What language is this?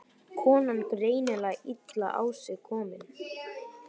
Icelandic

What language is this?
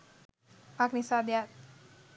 Sinhala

